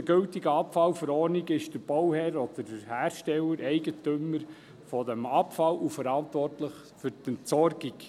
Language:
Swiss German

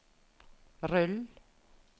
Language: Norwegian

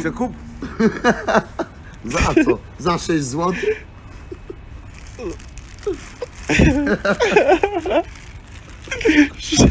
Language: Polish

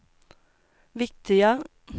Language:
Swedish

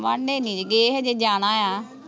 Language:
Punjabi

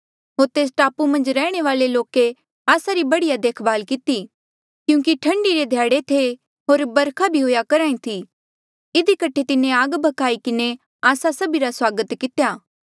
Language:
Mandeali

